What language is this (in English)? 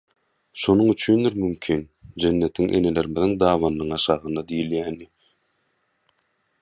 Turkmen